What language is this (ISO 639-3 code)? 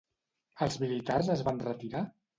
cat